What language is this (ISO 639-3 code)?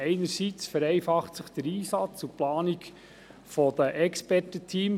gsw